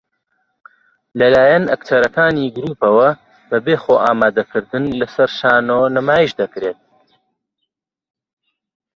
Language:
Central Kurdish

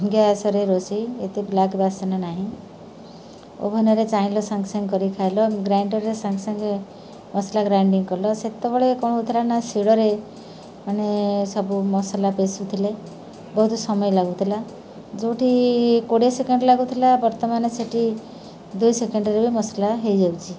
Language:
Odia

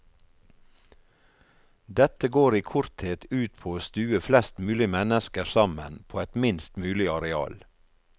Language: Norwegian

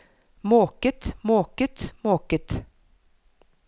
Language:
Norwegian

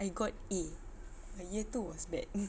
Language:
English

